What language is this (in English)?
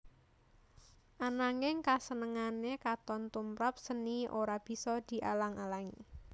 Javanese